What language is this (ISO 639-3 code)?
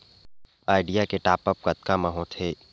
hne